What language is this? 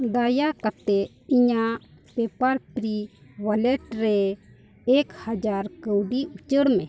Santali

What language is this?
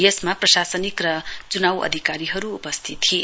Nepali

